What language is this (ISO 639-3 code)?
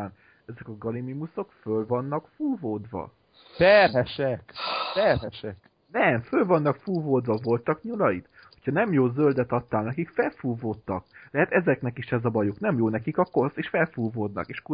hun